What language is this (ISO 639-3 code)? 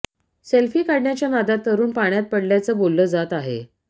mar